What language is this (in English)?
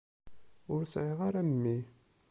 Kabyle